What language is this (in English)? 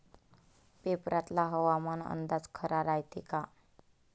Marathi